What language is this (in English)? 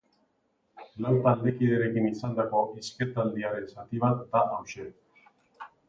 Basque